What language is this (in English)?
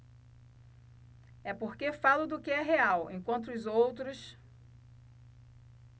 Portuguese